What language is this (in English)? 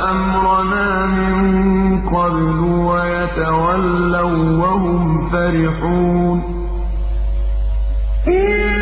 Arabic